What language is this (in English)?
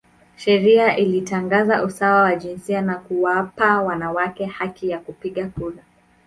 Swahili